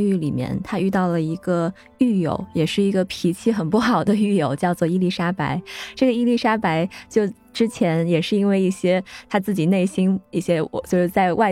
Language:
Chinese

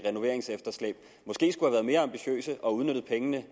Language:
Danish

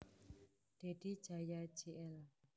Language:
Javanese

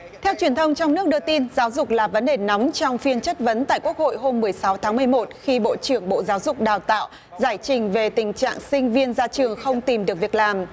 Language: Vietnamese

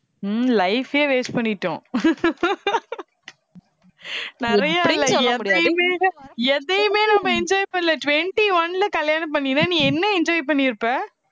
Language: Tamil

